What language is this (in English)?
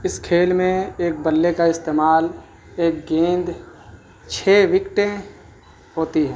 Urdu